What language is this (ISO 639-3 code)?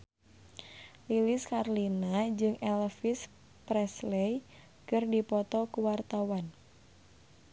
sun